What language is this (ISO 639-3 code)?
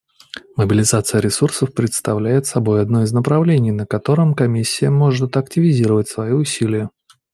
rus